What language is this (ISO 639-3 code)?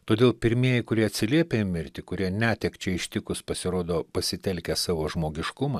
lit